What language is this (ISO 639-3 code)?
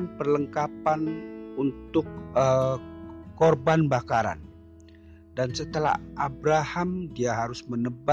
ind